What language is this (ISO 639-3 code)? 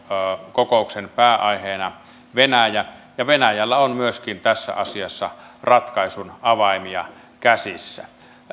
fin